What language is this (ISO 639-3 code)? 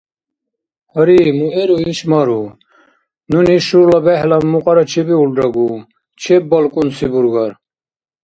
dar